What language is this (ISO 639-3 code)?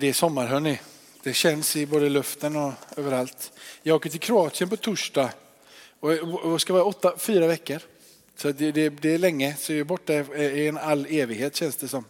swe